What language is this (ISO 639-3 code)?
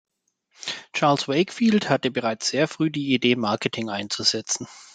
deu